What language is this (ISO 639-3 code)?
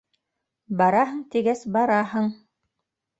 bak